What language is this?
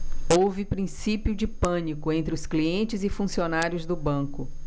Portuguese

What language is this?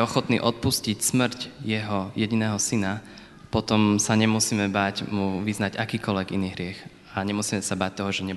Slovak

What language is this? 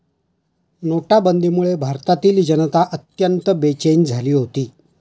Marathi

